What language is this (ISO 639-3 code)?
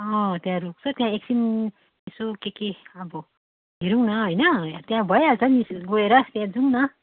nep